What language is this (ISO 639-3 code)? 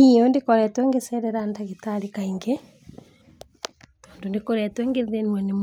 kik